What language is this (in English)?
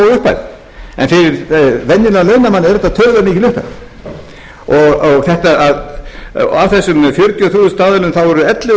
Icelandic